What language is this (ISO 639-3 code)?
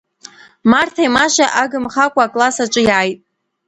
abk